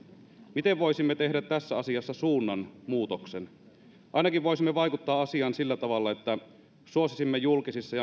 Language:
Finnish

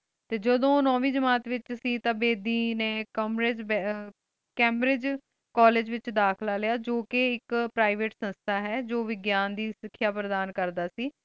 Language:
Punjabi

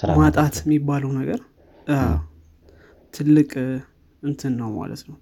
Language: Amharic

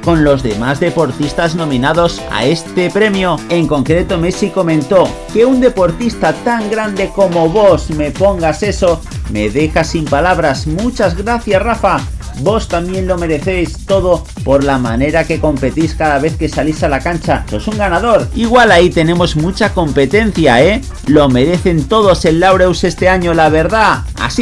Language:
Spanish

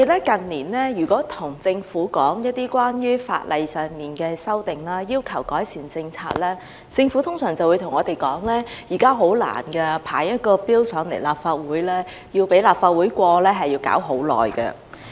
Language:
Cantonese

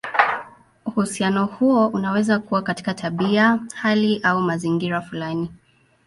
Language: Swahili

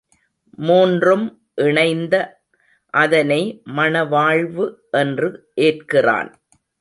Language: Tamil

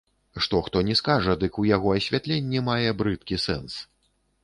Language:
Belarusian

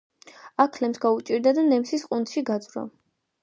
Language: Georgian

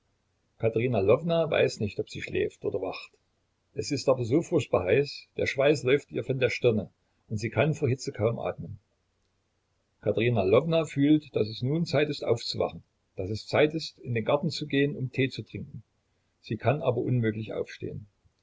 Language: German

